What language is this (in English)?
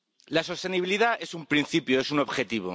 Spanish